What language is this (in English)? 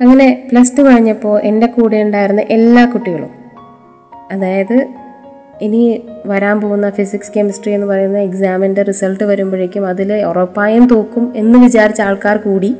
Malayalam